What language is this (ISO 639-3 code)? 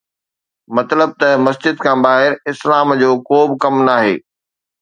snd